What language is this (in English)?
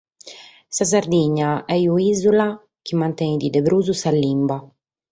Sardinian